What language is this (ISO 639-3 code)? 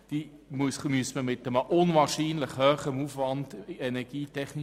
gsw